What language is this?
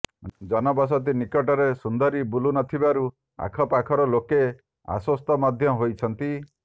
Odia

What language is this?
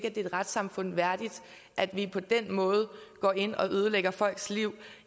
Danish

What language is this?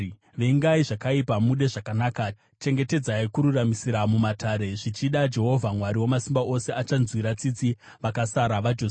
Shona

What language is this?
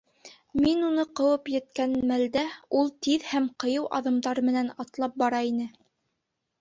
Bashkir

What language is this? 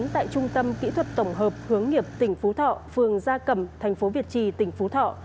Vietnamese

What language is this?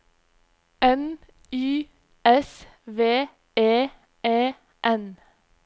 Norwegian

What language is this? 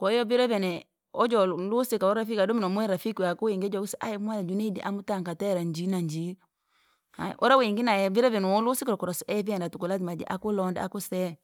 Langi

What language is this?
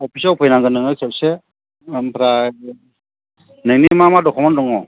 Bodo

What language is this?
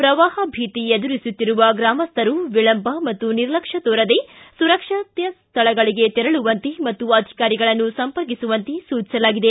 Kannada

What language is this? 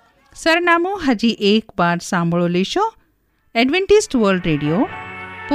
Hindi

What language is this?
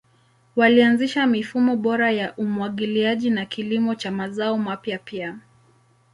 Swahili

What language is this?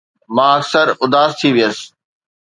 Sindhi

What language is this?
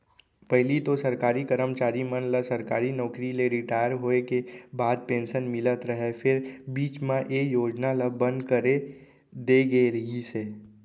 Chhattisgarhi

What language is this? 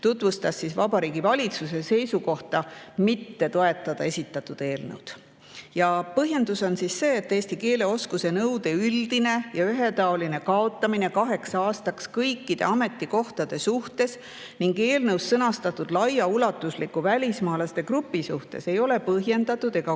Estonian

